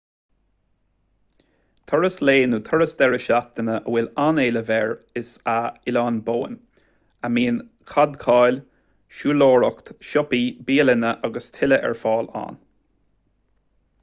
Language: Irish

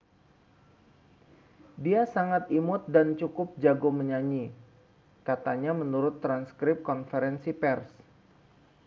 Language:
Indonesian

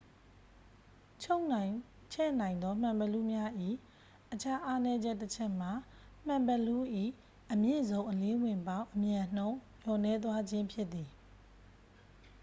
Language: Burmese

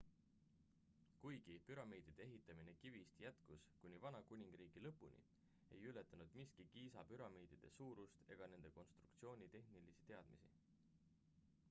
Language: Estonian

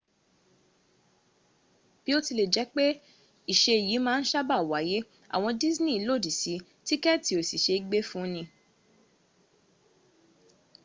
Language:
Yoruba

